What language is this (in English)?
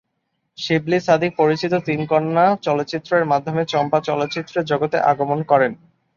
Bangla